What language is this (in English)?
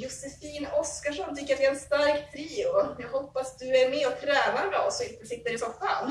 Swedish